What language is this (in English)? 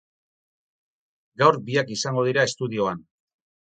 Basque